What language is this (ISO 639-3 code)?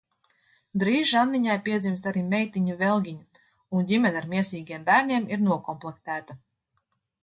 lav